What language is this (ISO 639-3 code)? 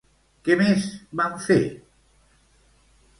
cat